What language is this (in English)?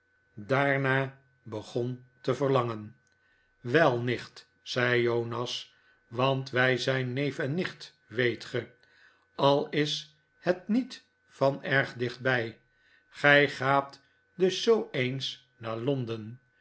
Dutch